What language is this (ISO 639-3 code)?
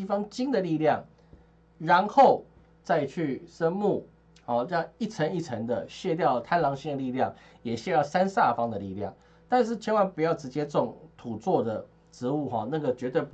zho